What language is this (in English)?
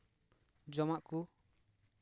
Santali